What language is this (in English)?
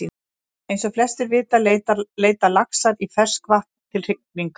Icelandic